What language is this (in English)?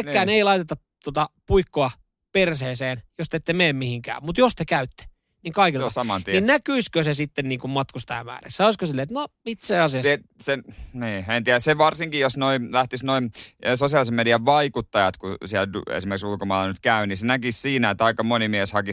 Finnish